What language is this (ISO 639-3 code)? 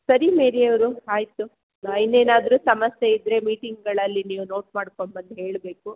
kan